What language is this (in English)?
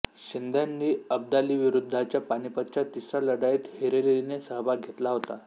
Marathi